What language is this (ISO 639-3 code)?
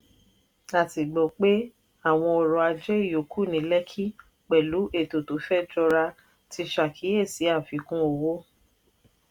yor